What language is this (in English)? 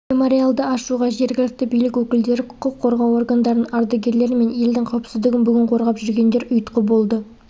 Kazakh